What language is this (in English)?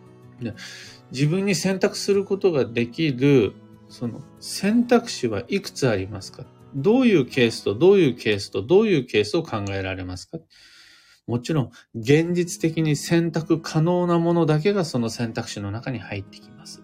Japanese